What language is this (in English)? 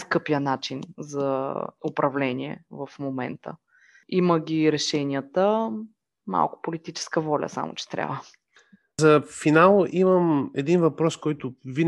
Bulgarian